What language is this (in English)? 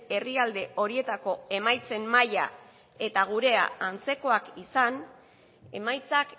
Basque